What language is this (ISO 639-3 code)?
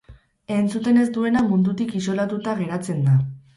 eus